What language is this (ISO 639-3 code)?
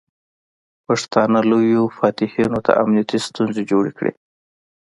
pus